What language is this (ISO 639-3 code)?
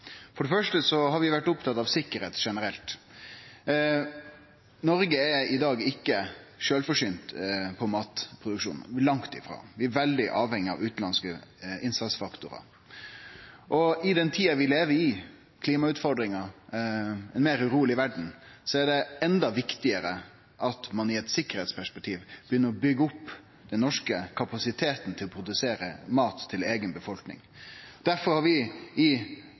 nno